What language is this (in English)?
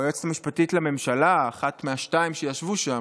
Hebrew